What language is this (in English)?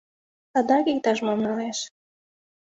Mari